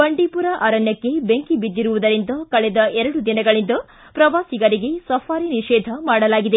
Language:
Kannada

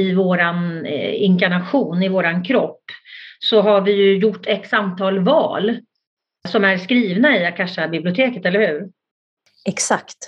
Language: Swedish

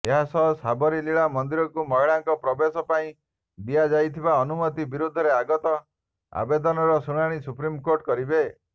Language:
Odia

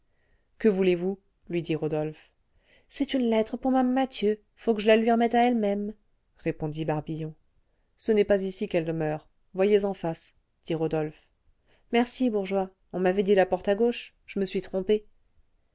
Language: French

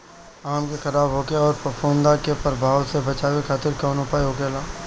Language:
Bhojpuri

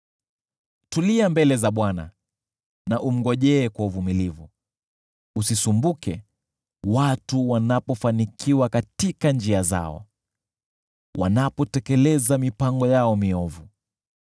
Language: Swahili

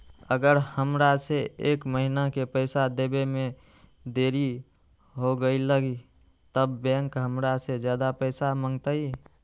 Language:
Magahi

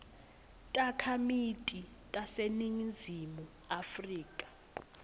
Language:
Swati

